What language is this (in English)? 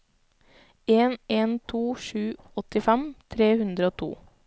Norwegian